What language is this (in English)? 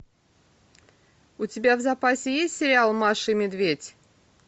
Russian